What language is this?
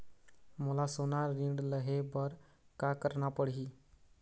Chhattisgarhi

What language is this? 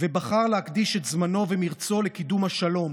Hebrew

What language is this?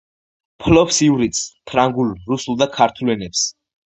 Georgian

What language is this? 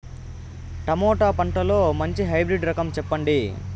Telugu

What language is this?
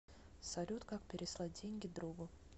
Russian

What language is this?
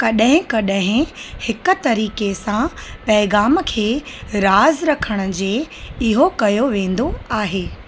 Sindhi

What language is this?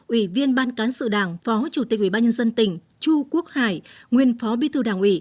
Vietnamese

